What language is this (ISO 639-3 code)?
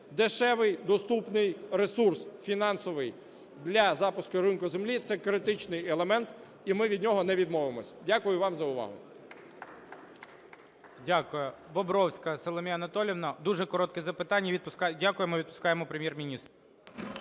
ukr